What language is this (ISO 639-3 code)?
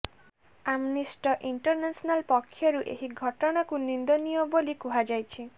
ori